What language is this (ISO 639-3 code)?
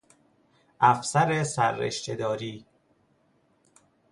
fas